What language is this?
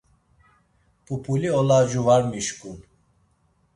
Laz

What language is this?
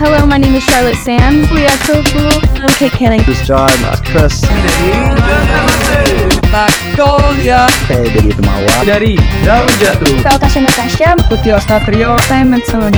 Indonesian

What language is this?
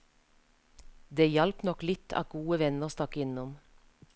Norwegian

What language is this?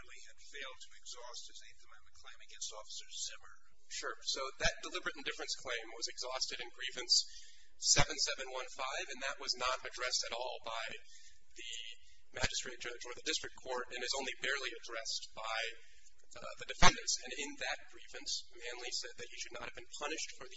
English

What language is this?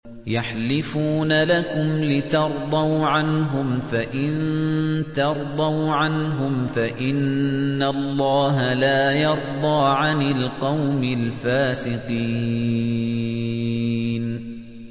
Arabic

